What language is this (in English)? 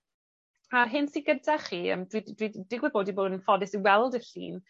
Welsh